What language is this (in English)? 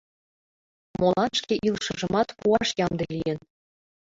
Mari